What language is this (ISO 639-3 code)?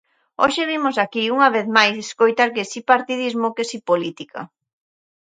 glg